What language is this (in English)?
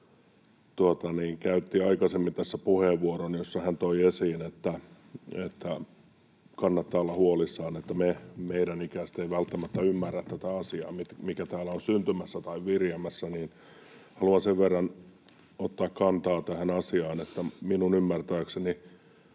Finnish